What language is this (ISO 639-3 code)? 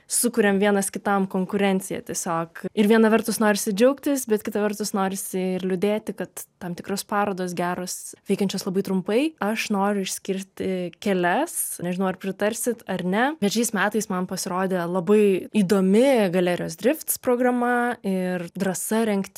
lit